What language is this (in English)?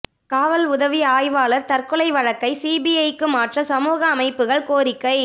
Tamil